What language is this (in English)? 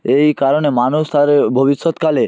Bangla